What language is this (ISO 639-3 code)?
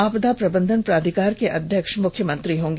hin